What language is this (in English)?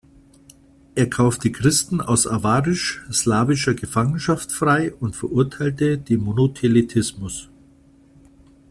German